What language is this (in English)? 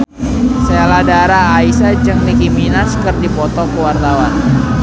Sundanese